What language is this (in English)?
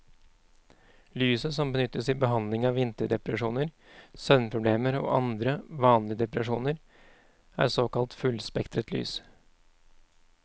Norwegian